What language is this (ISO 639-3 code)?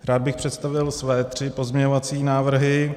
ces